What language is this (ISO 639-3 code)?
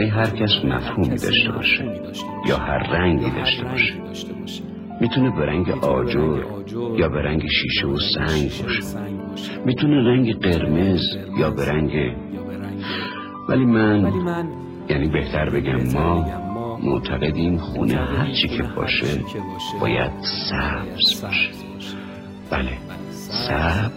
fas